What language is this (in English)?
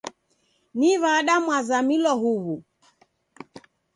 Taita